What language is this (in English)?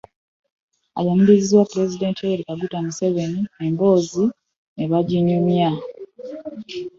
Ganda